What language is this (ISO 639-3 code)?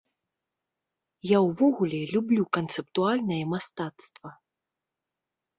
bel